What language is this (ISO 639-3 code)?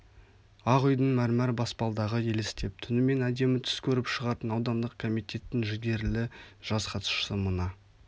kaz